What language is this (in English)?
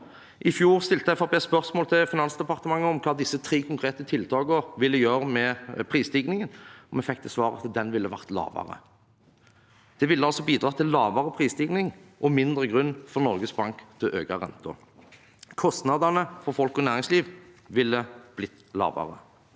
Norwegian